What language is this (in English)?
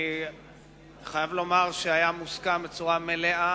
Hebrew